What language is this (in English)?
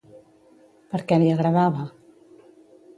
Catalan